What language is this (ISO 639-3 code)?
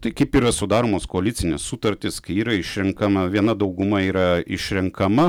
lit